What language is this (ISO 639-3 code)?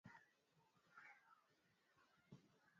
swa